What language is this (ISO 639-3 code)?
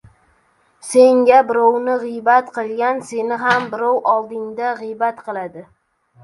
uzb